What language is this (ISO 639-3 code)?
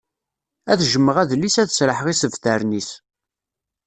kab